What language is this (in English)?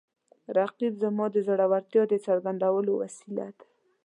Pashto